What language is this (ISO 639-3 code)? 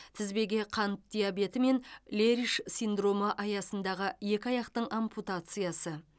kaz